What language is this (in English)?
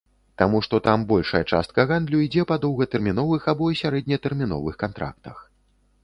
Belarusian